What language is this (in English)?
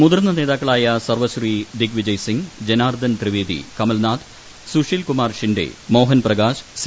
Malayalam